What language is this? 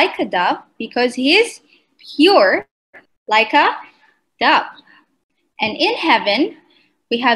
English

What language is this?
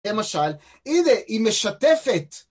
Hebrew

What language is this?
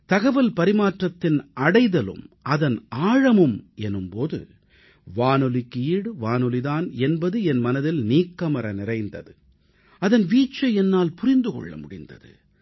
Tamil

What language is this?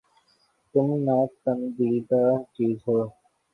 Urdu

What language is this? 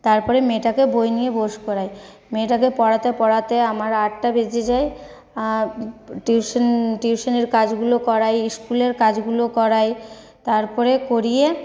Bangla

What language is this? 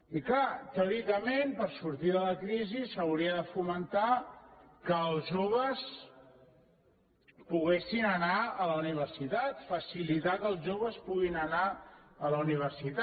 Catalan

